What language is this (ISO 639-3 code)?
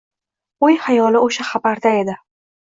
uzb